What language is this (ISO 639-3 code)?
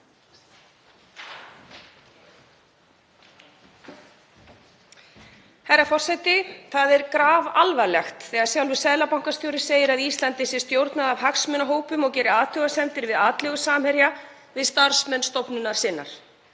isl